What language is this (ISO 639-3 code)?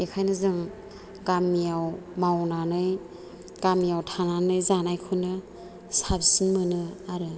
brx